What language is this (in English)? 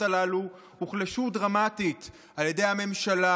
Hebrew